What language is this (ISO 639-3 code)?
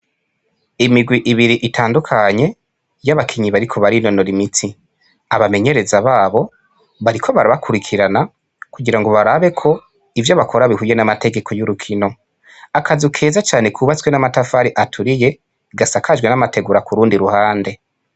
run